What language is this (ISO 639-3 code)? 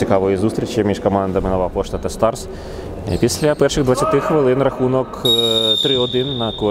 ukr